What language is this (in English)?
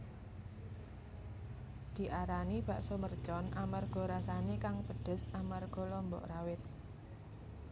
Javanese